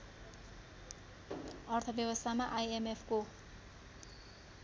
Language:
Nepali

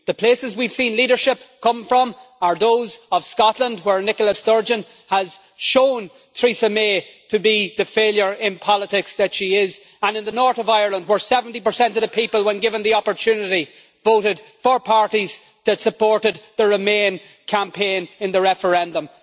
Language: English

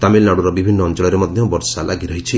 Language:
Odia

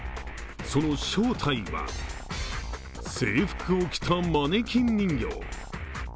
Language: Japanese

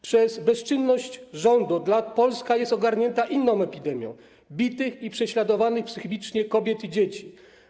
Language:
Polish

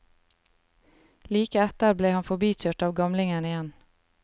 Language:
Norwegian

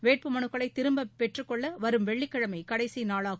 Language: Tamil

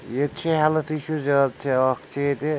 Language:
Kashmiri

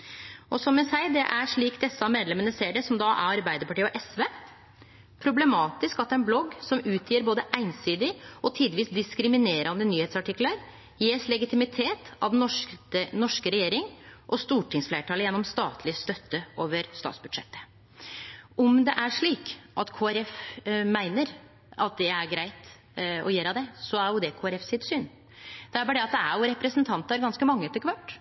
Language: Norwegian Nynorsk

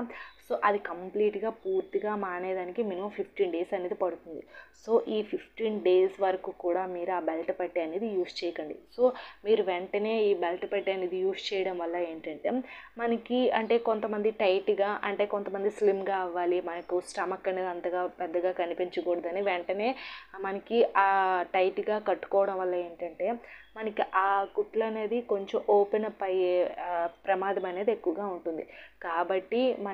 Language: Telugu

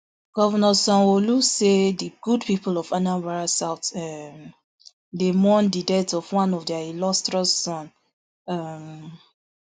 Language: Nigerian Pidgin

